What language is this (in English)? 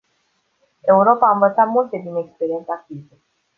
Romanian